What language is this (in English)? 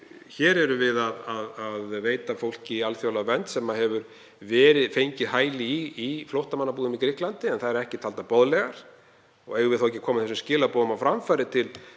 Icelandic